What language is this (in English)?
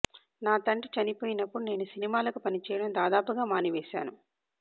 Telugu